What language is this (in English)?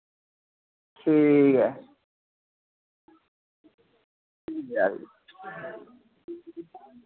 Dogri